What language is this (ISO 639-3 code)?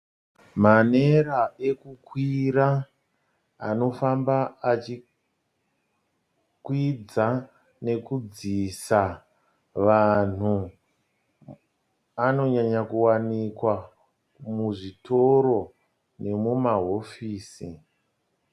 sna